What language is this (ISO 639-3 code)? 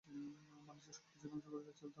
ben